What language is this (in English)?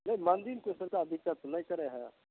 Maithili